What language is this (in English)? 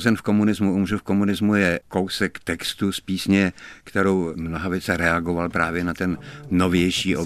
Czech